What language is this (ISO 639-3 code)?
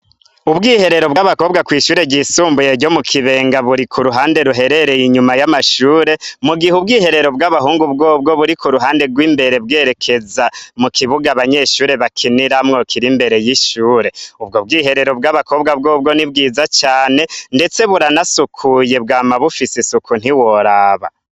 run